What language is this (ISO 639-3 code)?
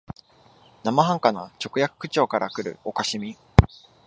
jpn